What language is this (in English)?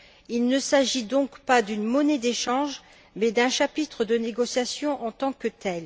French